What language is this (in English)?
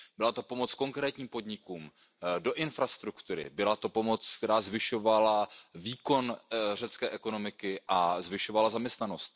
Czech